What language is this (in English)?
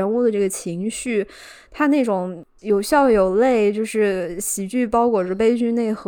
Chinese